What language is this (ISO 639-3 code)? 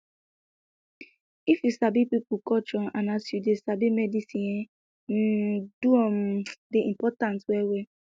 pcm